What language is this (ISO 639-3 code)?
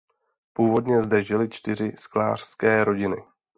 ces